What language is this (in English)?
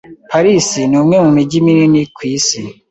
Kinyarwanda